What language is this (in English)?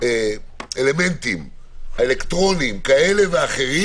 Hebrew